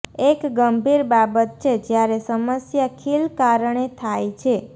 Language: Gujarati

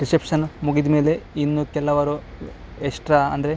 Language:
Kannada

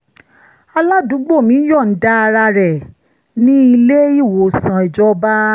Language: Yoruba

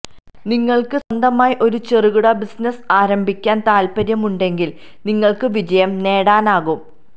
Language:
Malayalam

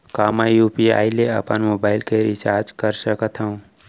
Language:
Chhattisgarhi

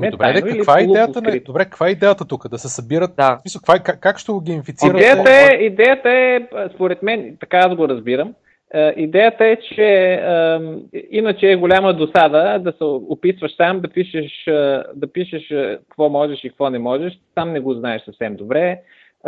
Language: Bulgarian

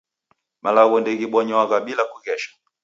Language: Taita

